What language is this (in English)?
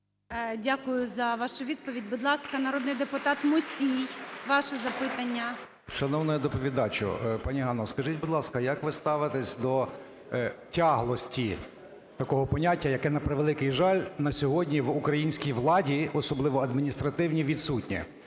Ukrainian